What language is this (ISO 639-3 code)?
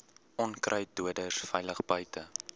afr